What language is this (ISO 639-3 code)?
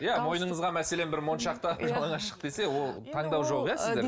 kaz